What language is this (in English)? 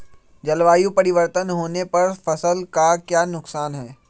Magahi